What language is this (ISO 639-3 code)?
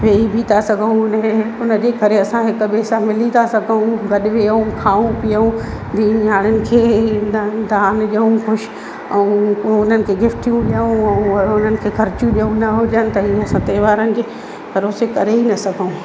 snd